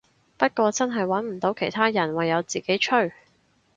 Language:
Cantonese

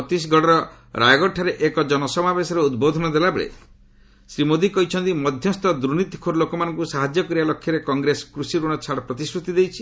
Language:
Odia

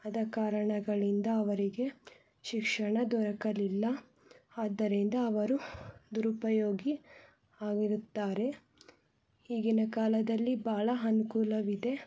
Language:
Kannada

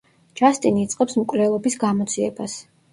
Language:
Georgian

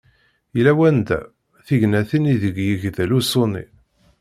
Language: Kabyle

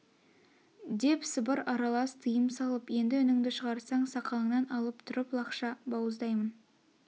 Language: Kazakh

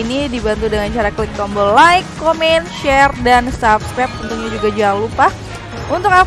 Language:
Indonesian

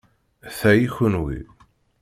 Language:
Kabyle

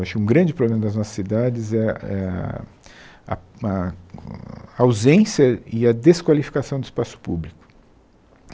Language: Portuguese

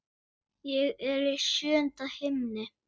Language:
Icelandic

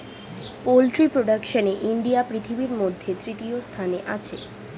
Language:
Bangla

